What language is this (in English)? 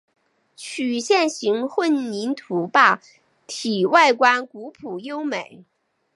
Chinese